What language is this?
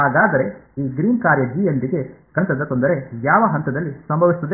Kannada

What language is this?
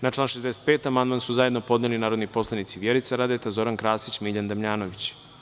Serbian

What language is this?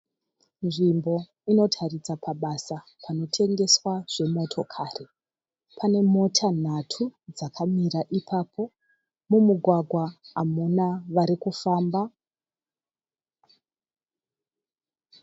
Shona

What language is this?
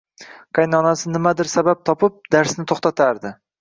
Uzbek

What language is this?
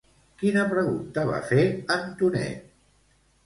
Catalan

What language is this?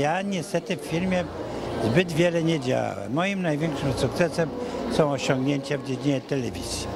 Polish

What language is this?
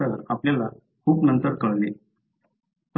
Marathi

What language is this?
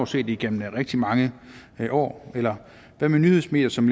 Danish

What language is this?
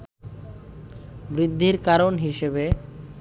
Bangla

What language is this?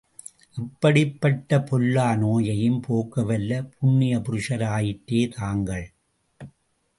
Tamil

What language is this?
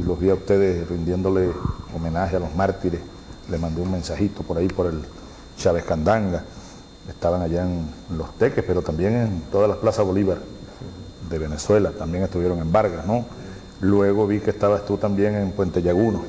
Spanish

